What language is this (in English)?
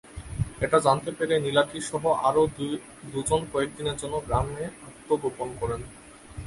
Bangla